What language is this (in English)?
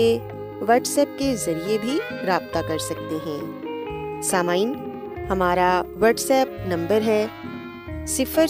Urdu